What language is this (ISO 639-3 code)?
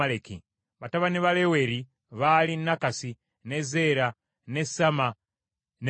lug